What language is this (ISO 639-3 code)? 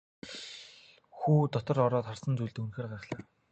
mon